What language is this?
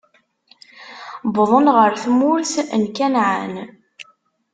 Kabyle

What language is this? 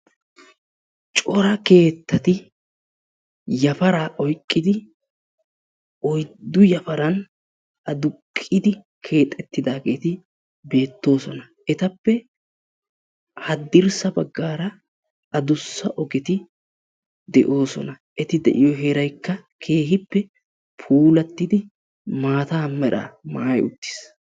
Wolaytta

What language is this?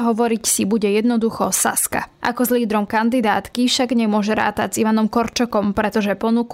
Slovak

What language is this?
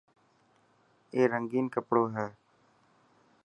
Dhatki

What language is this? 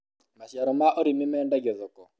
Kikuyu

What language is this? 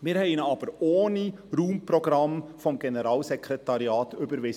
Swiss German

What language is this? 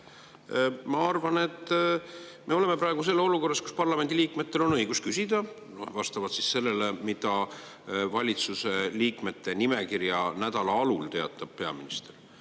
Estonian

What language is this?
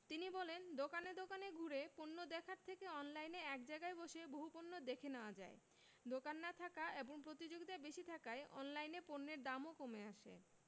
Bangla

